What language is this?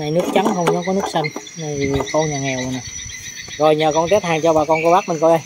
Vietnamese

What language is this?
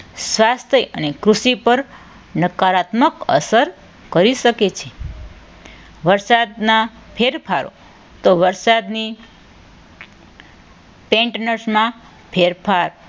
Gujarati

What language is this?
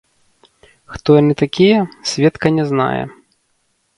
Belarusian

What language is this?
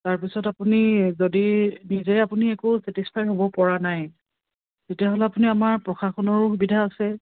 Assamese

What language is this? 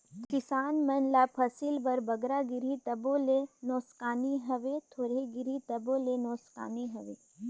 Chhattisgarhi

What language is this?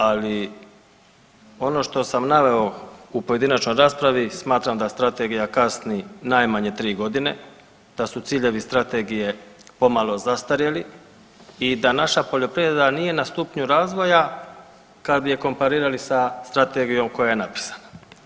Croatian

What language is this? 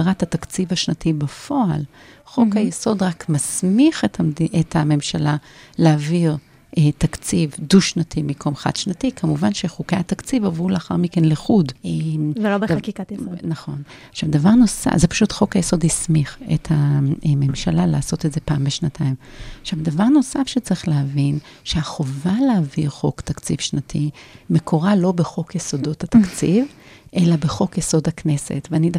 Hebrew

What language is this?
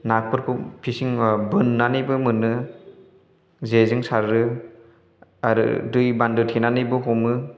Bodo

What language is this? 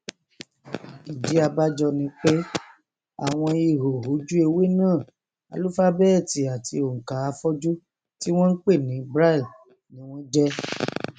Yoruba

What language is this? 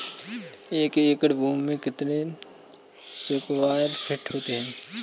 Hindi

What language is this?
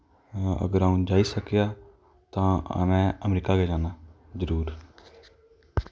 Dogri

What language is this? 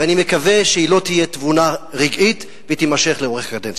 Hebrew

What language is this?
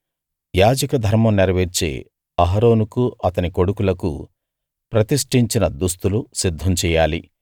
Telugu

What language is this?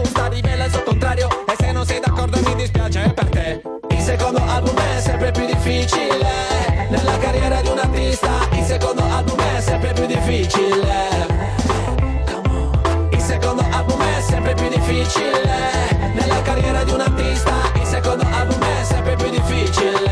Greek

